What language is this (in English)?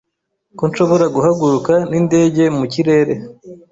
Kinyarwanda